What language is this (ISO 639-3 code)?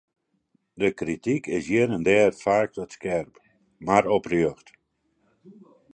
fry